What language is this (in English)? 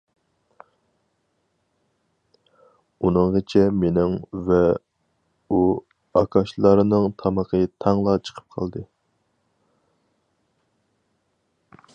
Uyghur